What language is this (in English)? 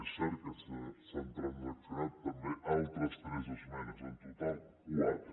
Catalan